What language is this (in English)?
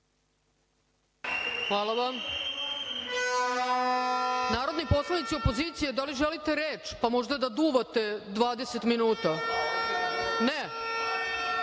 Serbian